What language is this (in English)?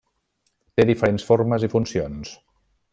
Catalan